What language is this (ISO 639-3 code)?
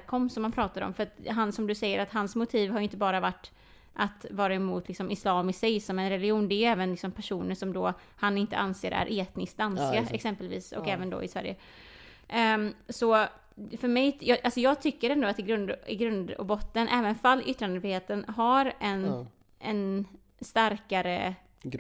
swe